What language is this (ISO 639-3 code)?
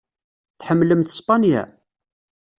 kab